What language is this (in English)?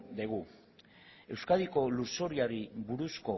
Basque